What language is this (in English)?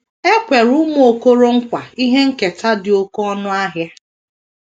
Igbo